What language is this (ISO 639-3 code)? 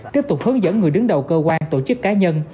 vie